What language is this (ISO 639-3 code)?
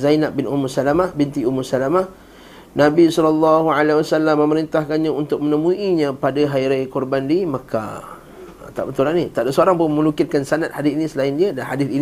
msa